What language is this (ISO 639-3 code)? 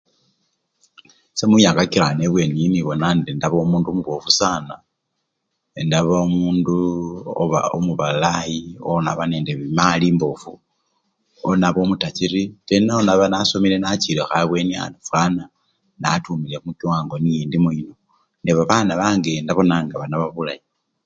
luy